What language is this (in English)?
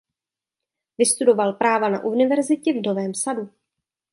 Czech